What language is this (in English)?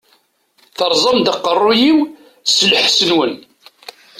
Kabyle